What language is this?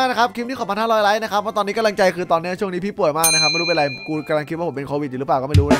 Thai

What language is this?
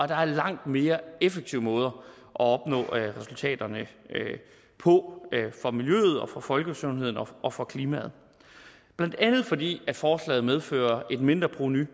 Danish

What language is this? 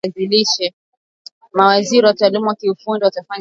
Swahili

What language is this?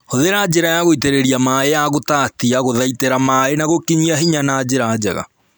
Kikuyu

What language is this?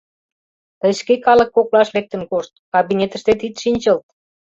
Mari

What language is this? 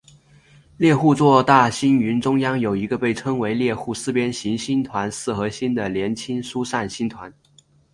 Chinese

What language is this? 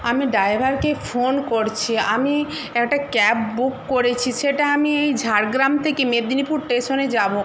Bangla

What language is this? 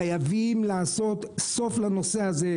Hebrew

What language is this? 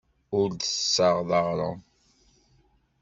Kabyle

